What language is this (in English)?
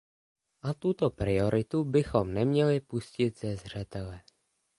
Czech